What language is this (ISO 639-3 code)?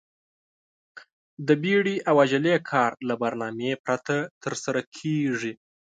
pus